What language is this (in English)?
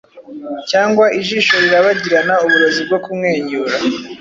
Kinyarwanda